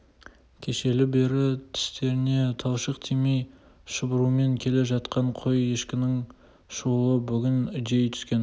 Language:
Kazakh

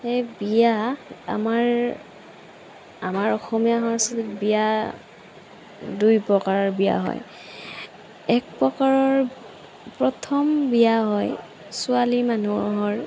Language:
Assamese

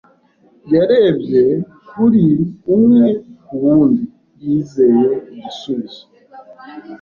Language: Kinyarwanda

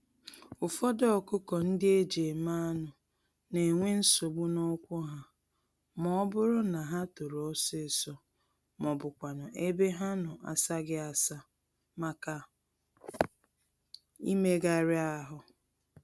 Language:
Igbo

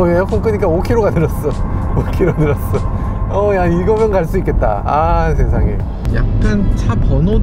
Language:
Korean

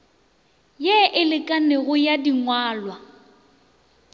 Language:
Northern Sotho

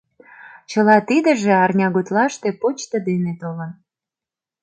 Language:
Mari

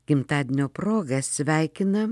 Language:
Lithuanian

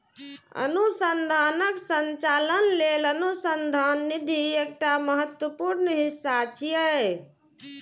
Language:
Maithili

